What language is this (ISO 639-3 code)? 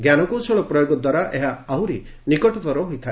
ori